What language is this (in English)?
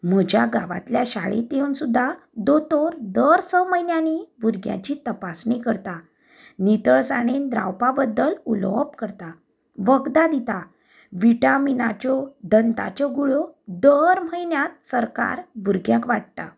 Konkani